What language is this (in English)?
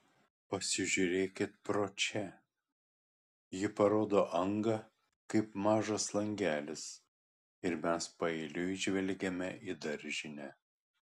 Lithuanian